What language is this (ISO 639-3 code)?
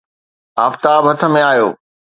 snd